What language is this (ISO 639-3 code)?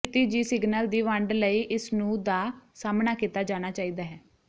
pan